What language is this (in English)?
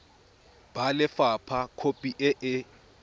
Tswana